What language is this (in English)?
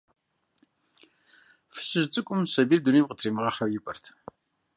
Kabardian